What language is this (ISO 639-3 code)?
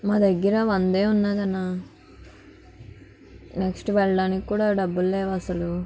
tel